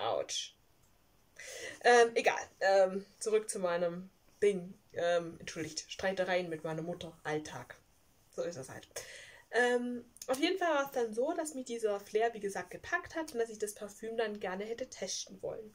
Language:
German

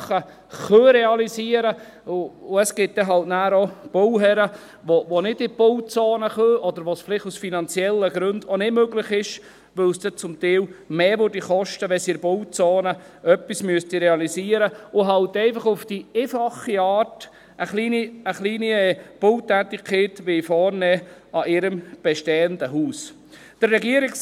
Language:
Swiss German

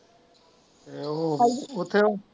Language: Punjabi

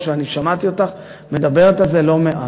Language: Hebrew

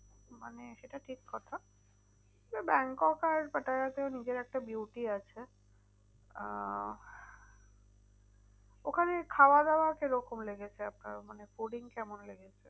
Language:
Bangla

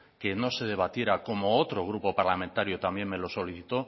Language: Spanish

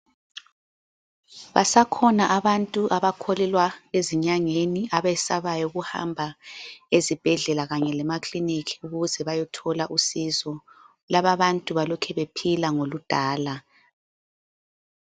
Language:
North Ndebele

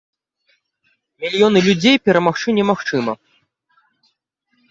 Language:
Belarusian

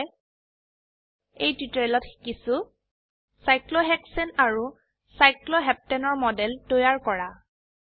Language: Assamese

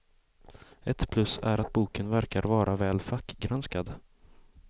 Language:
Swedish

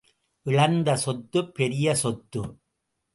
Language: Tamil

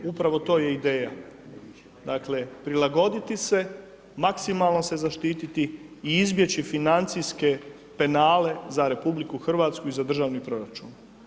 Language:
Croatian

